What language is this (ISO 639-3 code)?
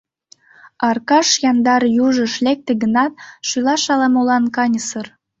chm